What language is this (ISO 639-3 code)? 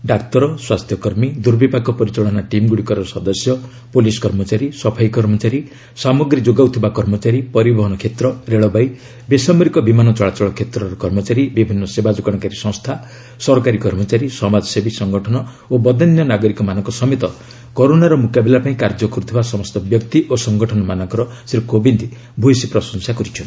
ori